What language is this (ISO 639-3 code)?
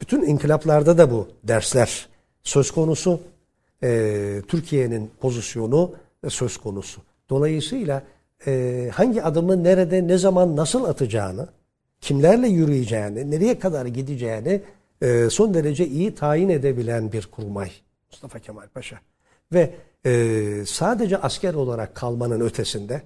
tur